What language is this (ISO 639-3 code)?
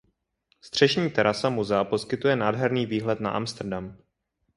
ces